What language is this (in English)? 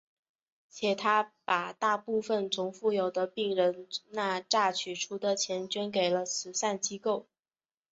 Chinese